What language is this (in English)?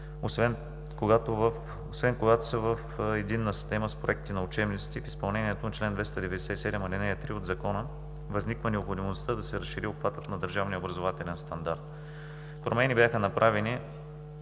Bulgarian